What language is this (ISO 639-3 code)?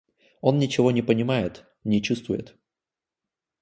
rus